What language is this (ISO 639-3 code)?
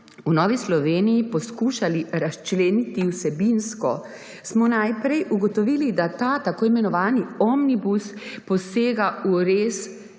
slv